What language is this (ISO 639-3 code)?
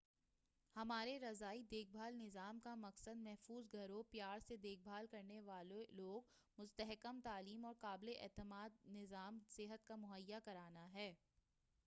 urd